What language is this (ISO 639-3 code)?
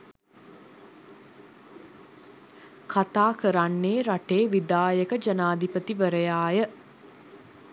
sin